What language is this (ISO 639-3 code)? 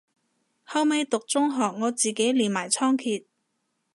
yue